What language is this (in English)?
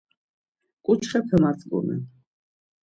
Laz